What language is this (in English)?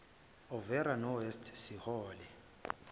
Zulu